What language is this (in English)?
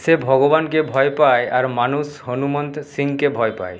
Bangla